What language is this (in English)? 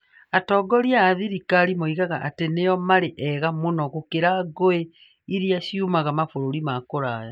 Kikuyu